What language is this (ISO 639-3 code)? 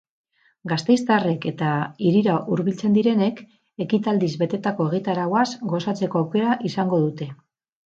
eus